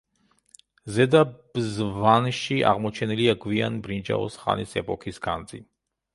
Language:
Georgian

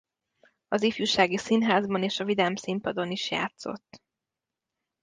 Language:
Hungarian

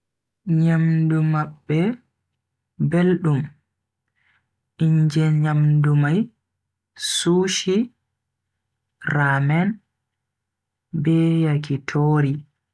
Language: Bagirmi Fulfulde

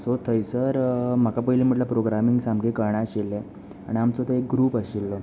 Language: Konkani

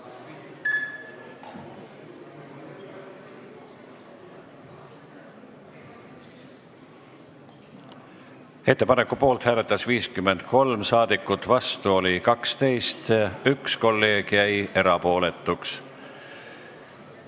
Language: Estonian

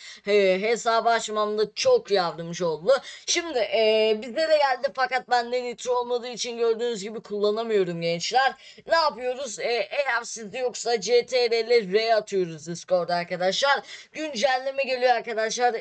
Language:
Turkish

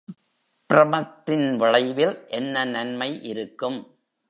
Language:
Tamil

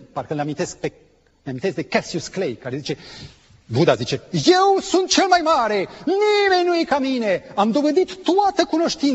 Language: Romanian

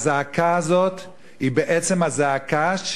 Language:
Hebrew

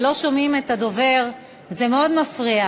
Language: Hebrew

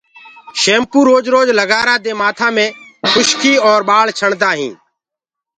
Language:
Gurgula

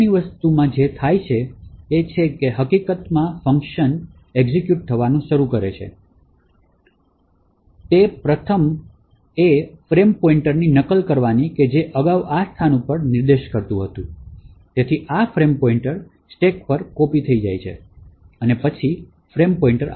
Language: Gujarati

